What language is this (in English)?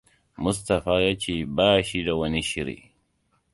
Hausa